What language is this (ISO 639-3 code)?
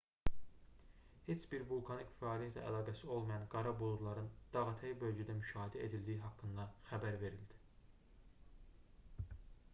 aze